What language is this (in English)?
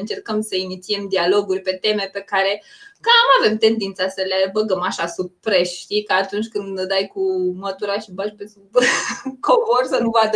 Romanian